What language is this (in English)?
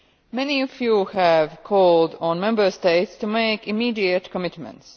English